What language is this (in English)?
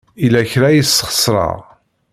Kabyle